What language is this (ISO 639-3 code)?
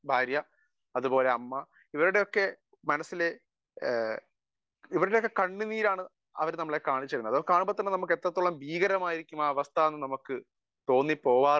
mal